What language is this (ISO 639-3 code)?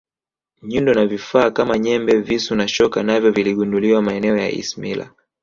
swa